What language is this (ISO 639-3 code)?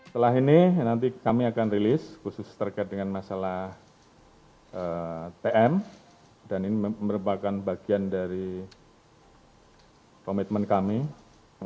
ind